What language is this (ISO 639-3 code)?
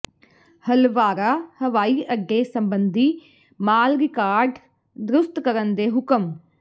pan